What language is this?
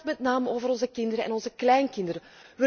Dutch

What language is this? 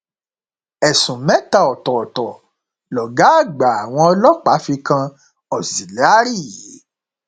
Yoruba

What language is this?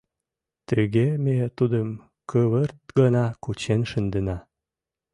Mari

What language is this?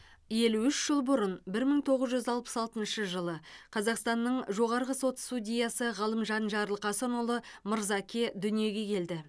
Kazakh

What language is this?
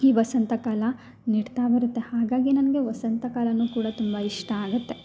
Kannada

